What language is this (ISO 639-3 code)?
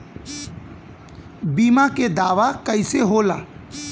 bho